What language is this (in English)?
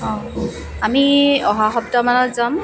Assamese